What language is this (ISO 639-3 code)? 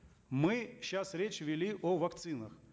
kaz